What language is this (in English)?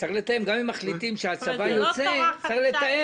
Hebrew